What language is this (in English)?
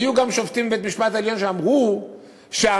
Hebrew